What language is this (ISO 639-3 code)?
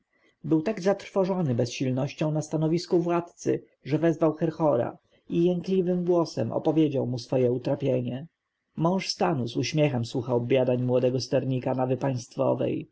pol